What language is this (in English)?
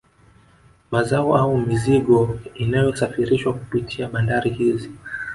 Swahili